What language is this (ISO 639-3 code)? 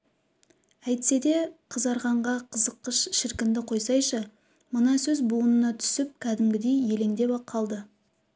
kaz